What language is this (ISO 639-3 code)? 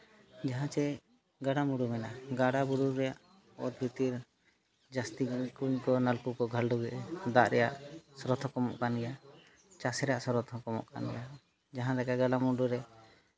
sat